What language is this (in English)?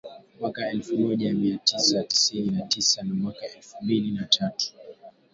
Swahili